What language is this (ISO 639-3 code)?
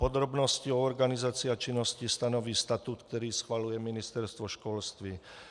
ces